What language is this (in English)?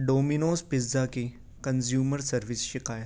Urdu